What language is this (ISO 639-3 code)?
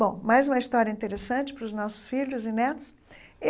por